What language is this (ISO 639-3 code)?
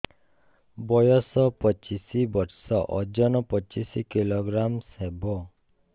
ori